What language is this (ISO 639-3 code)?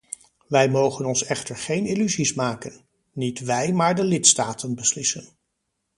nld